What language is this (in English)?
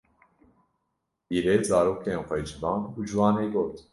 Kurdish